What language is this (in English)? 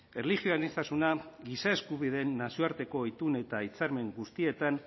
Basque